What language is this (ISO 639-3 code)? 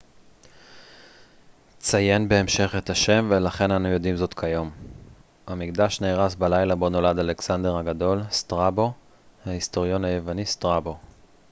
heb